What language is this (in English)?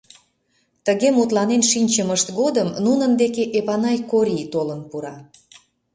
Mari